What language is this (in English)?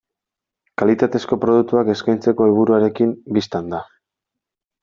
Basque